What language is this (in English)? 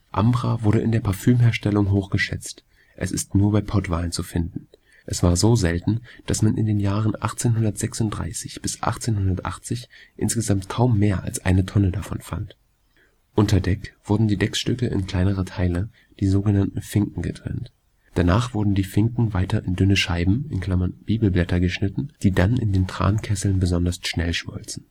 German